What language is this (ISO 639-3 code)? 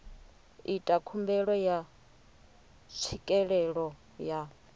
ven